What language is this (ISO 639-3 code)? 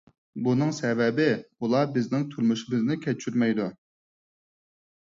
uig